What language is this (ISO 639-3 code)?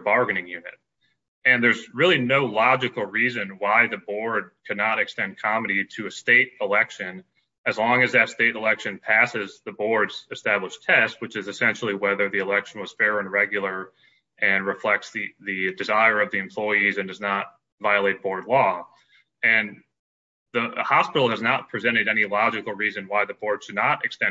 eng